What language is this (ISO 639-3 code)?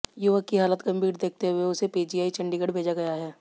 hin